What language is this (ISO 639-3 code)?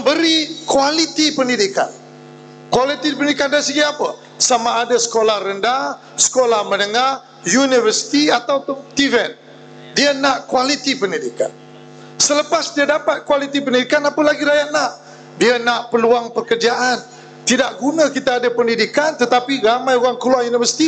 msa